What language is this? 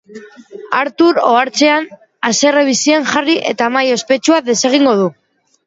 Basque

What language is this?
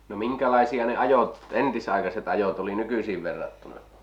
Finnish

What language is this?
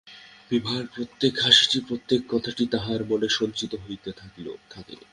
Bangla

